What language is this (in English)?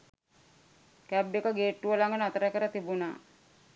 Sinhala